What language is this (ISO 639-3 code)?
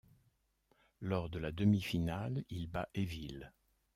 fra